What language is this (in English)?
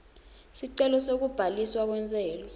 Swati